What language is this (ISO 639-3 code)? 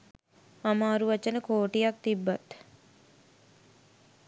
sin